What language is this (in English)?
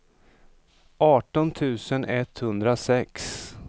Swedish